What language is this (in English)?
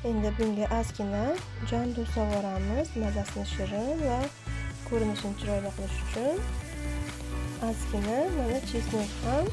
Turkish